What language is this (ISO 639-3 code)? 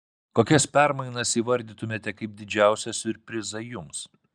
lit